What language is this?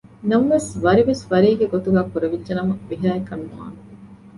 Divehi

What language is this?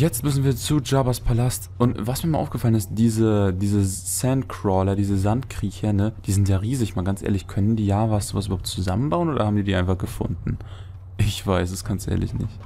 German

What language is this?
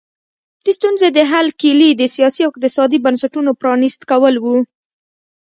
Pashto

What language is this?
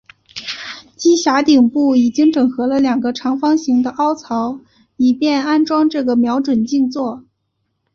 Chinese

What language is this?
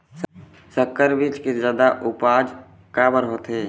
Chhattisgarhi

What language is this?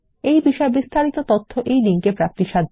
Bangla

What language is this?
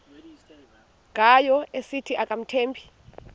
Xhosa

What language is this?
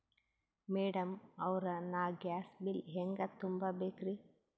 Kannada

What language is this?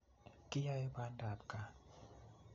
Kalenjin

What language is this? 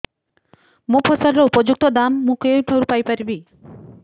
Odia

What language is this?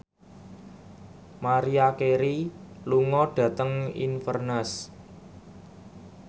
Javanese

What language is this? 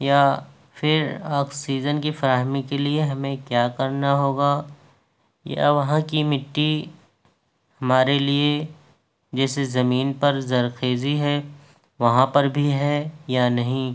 Urdu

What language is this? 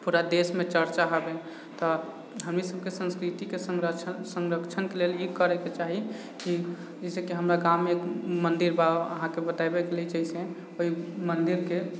Maithili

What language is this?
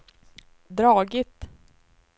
Swedish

